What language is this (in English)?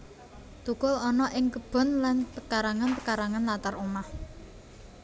Javanese